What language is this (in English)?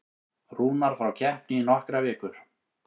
Icelandic